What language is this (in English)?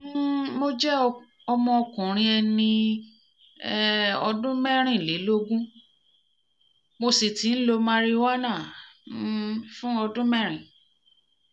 Yoruba